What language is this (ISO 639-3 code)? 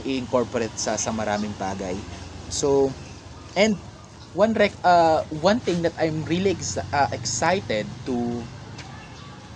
fil